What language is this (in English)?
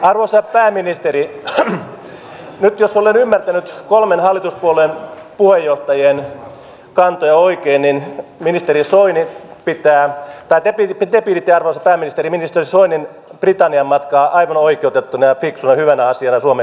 Finnish